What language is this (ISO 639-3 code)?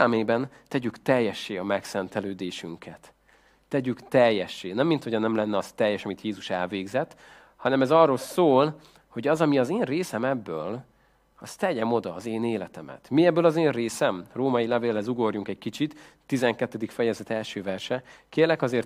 hun